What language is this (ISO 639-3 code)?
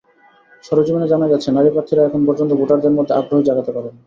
ben